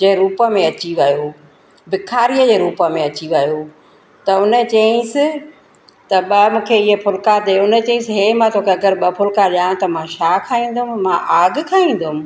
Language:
Sindhi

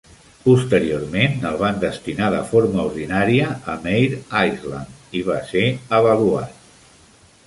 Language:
Catalan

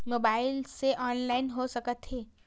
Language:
Chhattisgarhi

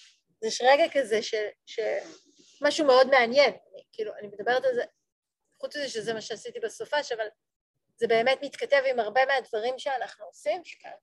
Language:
Hebrew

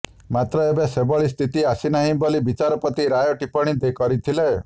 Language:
Odia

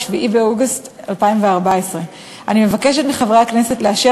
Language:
Hebrew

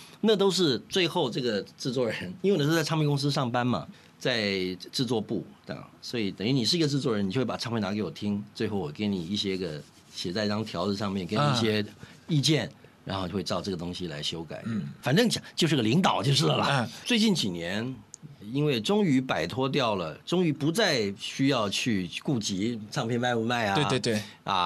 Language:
Chinese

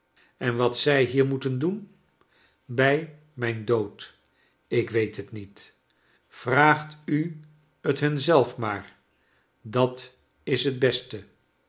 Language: Dutch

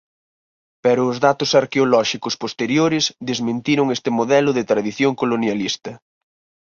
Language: Galician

